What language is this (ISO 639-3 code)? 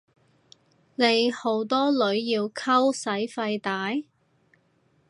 yue